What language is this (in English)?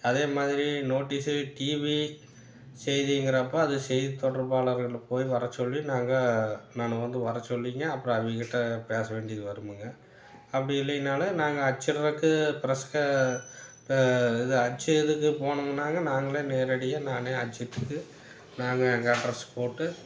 Tamil